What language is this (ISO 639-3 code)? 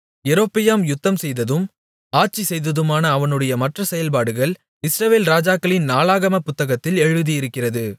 tam